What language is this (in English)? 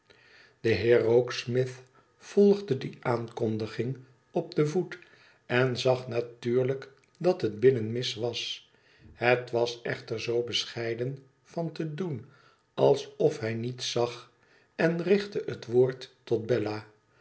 Dutch